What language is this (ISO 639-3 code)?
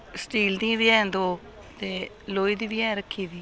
doi